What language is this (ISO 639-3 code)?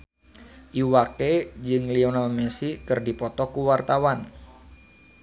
sun